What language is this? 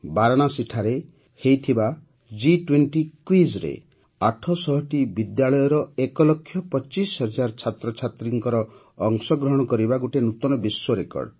Odia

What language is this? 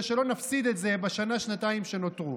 Hebrew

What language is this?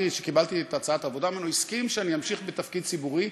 Hebrew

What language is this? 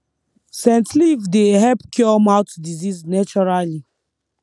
Nigerian Pidgin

